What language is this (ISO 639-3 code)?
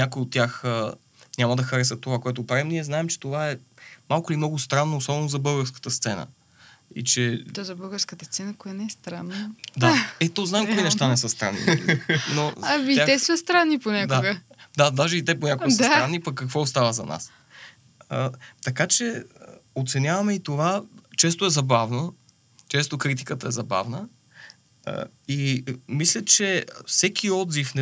bul